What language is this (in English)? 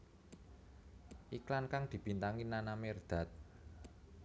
Javanese